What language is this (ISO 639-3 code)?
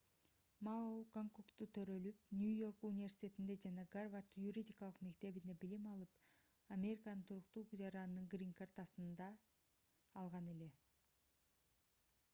kir